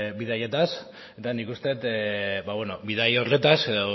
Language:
Basque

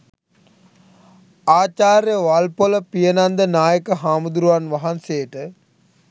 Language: Sinhala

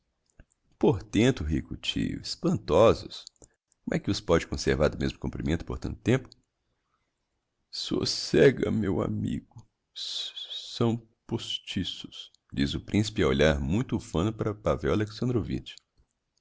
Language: Portuguese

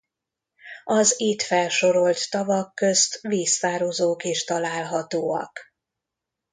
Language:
Hungarian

